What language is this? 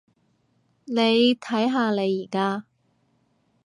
Cantonese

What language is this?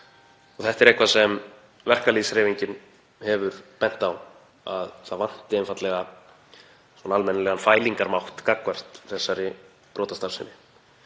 Icelandic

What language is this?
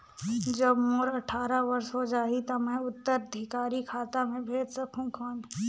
Chhattisgarhi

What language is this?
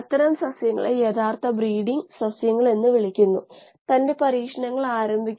Malayalam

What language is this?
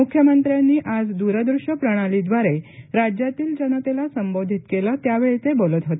Marathi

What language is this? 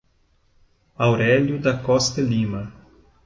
Portuguese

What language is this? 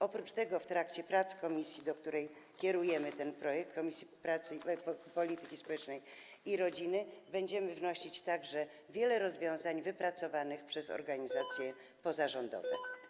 Polish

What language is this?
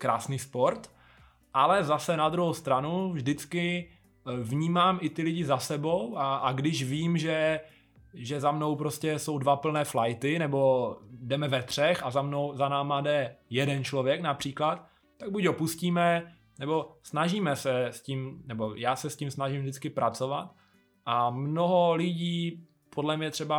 Czech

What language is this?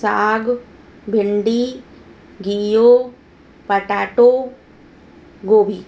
Sindhi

